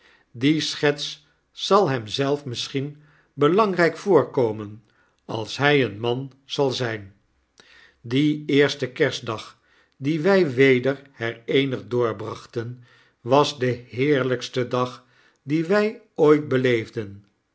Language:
Dutch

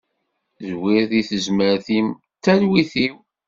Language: Kabyle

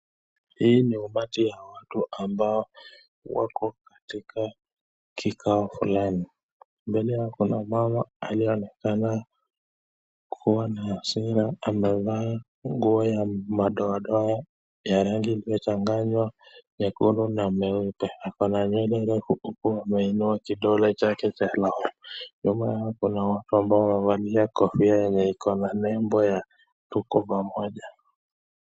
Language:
Swahili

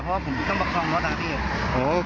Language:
Thai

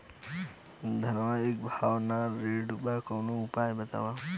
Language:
Bhojpuri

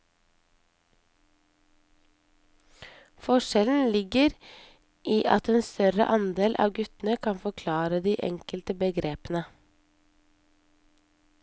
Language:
Norwegian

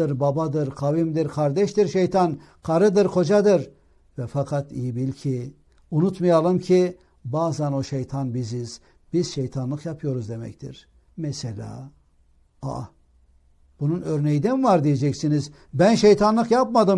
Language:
Turkish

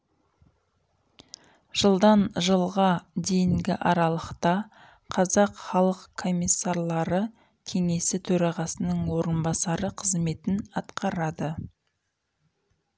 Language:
Kazakh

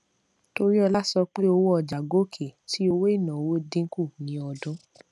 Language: Yoruba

